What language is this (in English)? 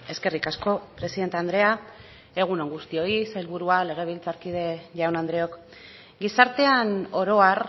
Basque